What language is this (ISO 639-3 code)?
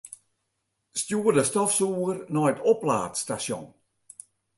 fry